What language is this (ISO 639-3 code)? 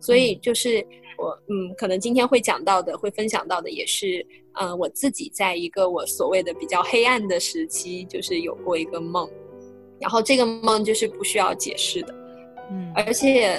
zho